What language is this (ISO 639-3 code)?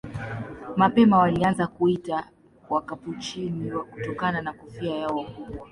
swa